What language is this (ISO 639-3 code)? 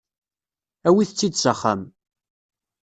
kab